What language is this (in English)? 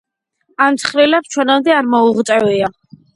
Georgian